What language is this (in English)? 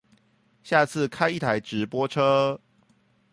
Chinese